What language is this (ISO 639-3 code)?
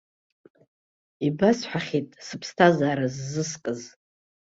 abk